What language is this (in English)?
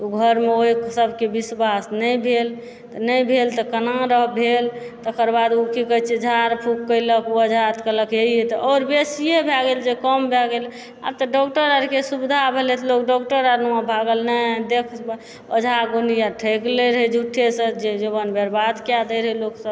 Maithili